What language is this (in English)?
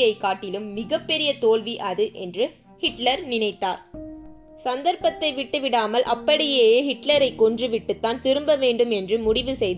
Tamil